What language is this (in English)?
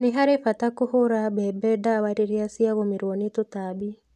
Kikuyu